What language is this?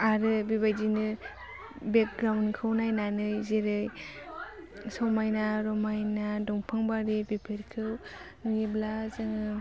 Bodo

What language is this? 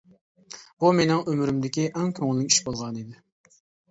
Uyghur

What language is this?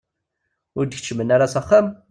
Kabyle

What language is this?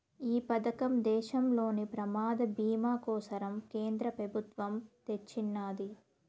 Telugu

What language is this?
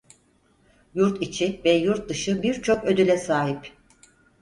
Turkish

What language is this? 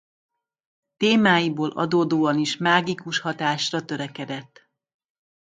Hungarian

